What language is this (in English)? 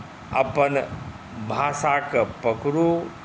Maithili